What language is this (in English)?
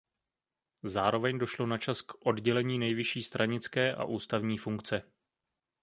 Czech